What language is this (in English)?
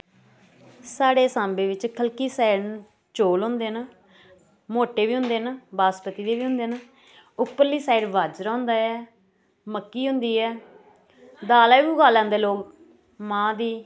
Dogri